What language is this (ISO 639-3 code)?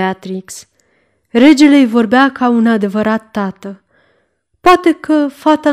ron